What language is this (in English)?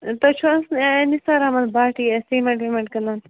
Kashmiri